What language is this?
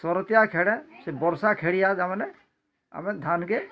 Odia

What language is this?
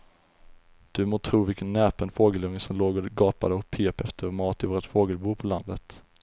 Swedish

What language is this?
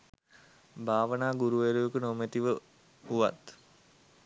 Sinhala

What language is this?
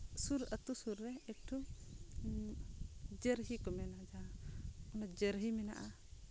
Santali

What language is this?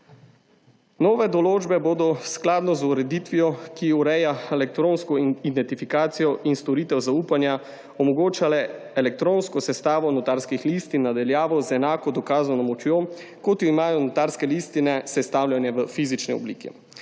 Slovenian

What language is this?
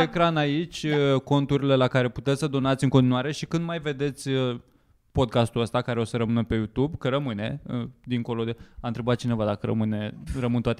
Romanian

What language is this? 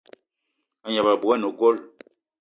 Eton (Cameroon)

